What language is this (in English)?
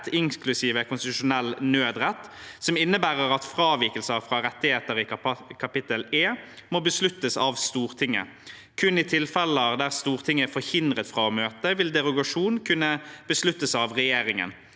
Norwegian